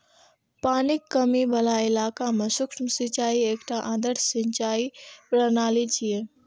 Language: Maithili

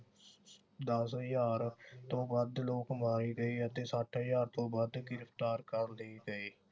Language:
Punjabi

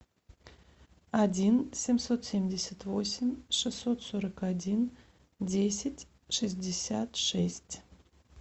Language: Russian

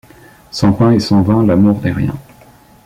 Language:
French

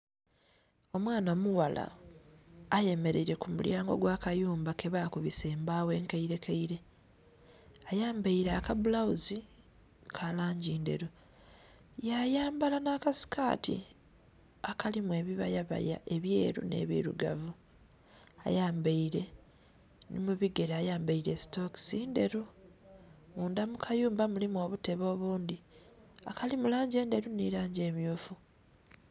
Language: Soga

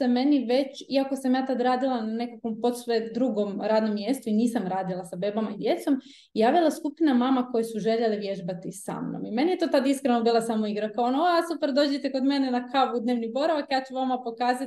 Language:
Croatian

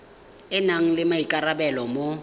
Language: Tswana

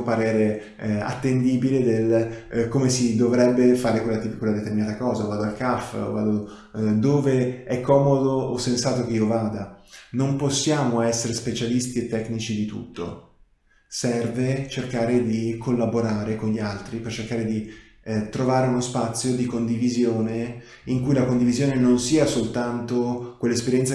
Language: Italian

